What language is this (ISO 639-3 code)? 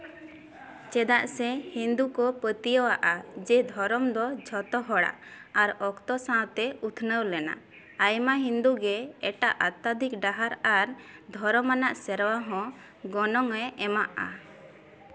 sat